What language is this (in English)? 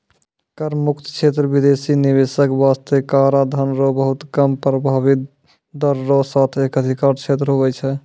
Maithili